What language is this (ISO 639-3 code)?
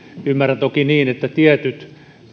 fin